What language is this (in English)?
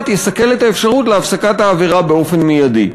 Hebrew